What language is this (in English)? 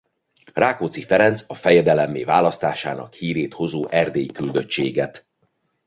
Hungarian